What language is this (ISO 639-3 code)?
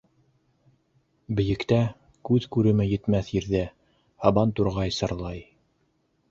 bak